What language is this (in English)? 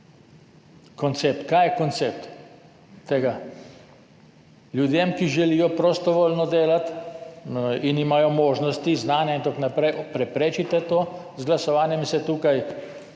Slovenian